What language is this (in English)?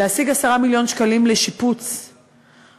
Hebrew